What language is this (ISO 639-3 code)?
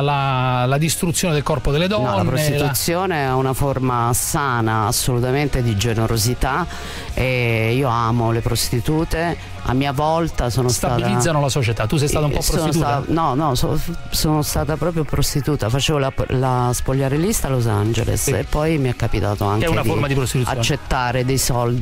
ita